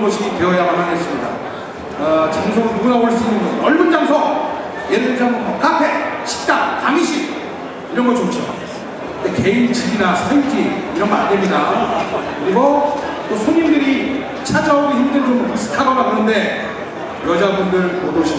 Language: Korean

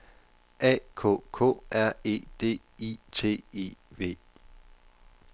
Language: Danish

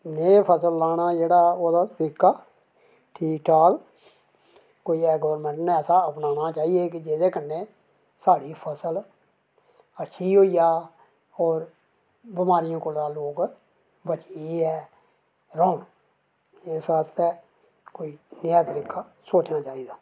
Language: Dogri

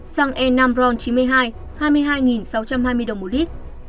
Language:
Vietnamese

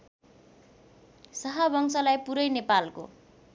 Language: Nepali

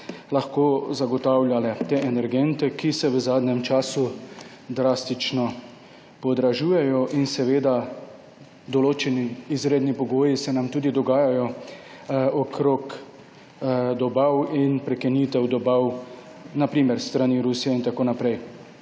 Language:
Slovenian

